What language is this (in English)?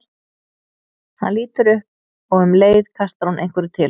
Icelandic